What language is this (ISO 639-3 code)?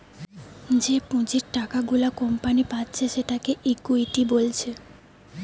ben